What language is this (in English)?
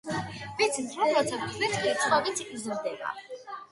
Georgian